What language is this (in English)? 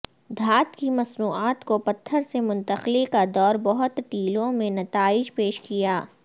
Urdu